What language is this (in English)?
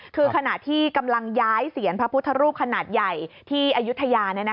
Thai